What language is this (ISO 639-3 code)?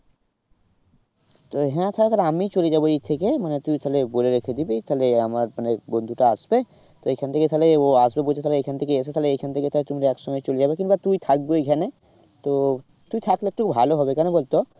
ben